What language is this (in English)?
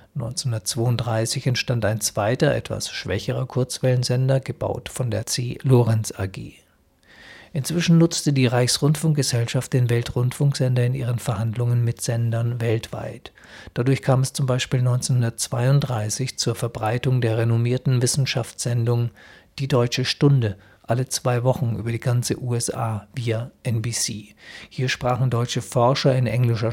German